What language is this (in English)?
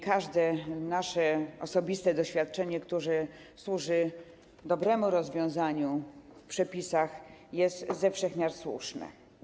Polish